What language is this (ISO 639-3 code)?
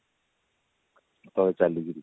ori